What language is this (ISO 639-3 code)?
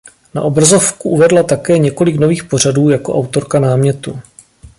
ces